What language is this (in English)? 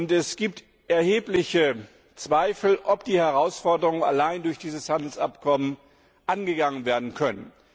German